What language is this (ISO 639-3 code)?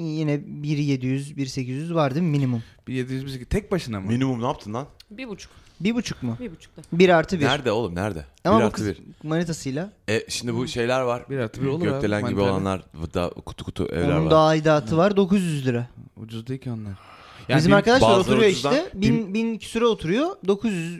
tur